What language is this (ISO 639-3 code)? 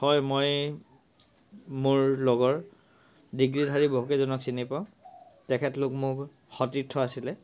asm